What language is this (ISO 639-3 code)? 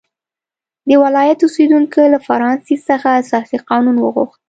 pus